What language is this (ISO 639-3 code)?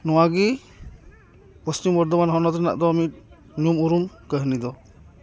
sat